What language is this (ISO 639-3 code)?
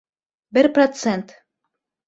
bak